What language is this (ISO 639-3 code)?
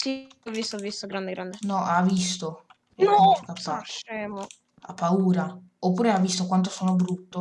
ita